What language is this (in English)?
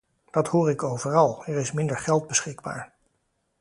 Dutch